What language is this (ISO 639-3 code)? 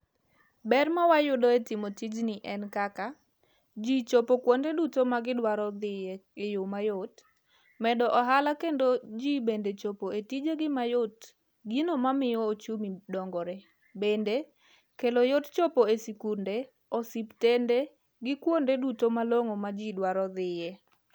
luo